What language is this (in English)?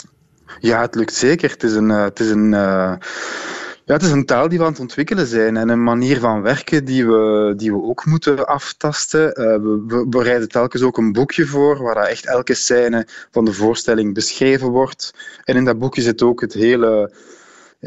Dutch